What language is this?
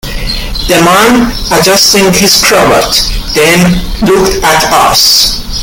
English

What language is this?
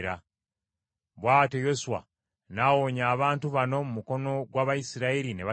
Ganda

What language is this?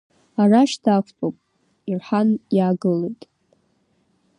Abkhazian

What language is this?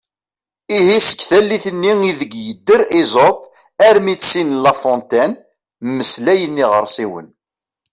Kabyle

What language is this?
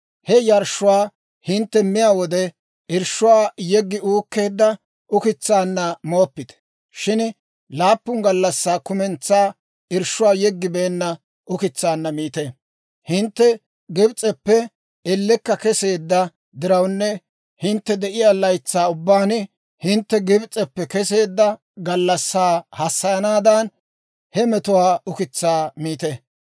Dawro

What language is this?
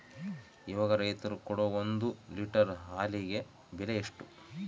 Kannada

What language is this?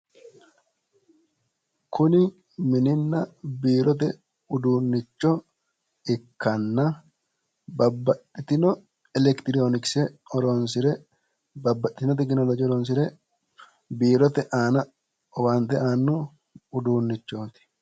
Sidamo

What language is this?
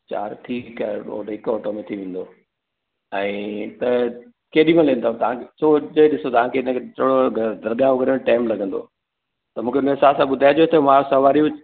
Sindhi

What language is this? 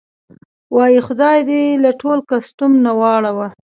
Pashto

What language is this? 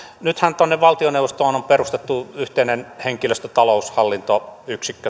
Finnish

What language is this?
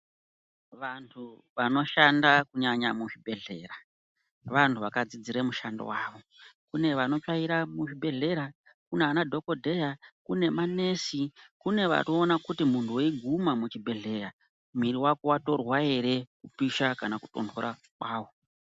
Ndau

